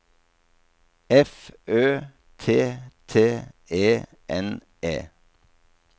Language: Norwegian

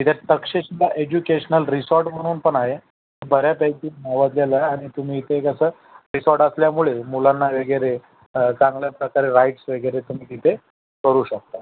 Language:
Marathi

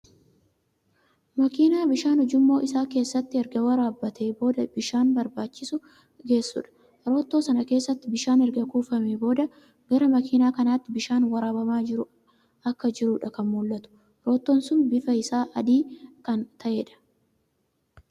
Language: Oromo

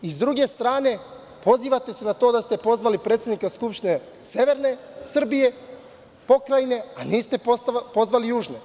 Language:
Serbian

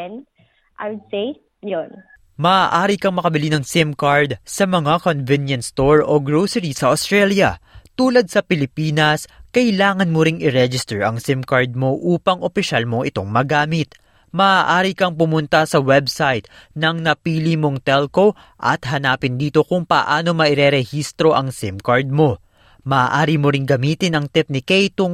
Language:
Filipino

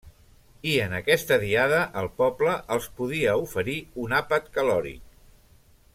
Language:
Catalan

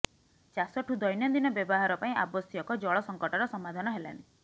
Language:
Odia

